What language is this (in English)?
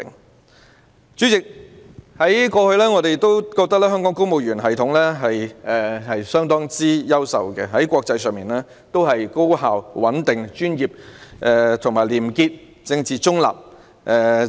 Cantonese